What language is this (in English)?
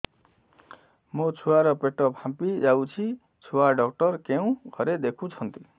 Odia